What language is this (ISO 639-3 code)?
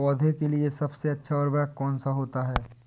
hin